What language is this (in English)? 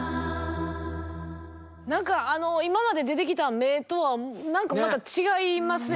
Japanese